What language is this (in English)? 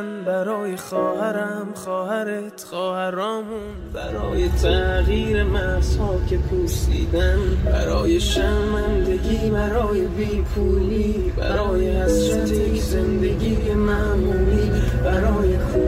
Persian